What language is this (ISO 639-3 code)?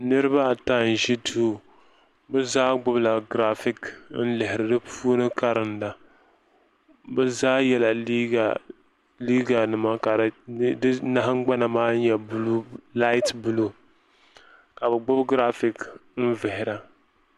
dag